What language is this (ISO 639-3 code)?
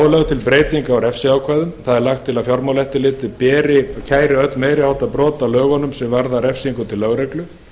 isl